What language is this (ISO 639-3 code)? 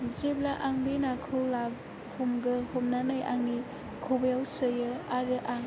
brx